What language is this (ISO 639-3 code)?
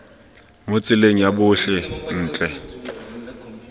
tsn